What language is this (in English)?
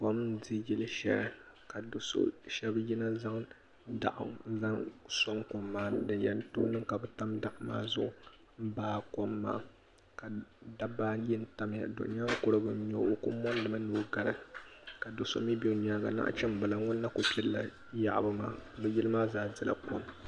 Dagbani